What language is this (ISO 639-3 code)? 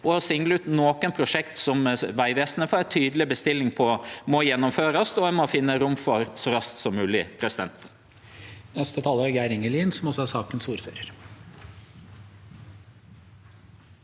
nor